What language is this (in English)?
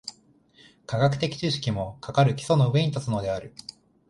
Japanese